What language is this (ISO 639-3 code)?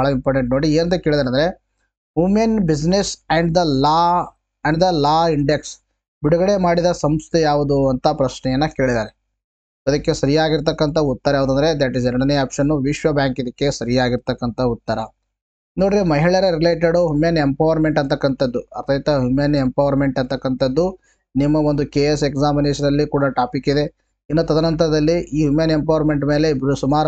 kan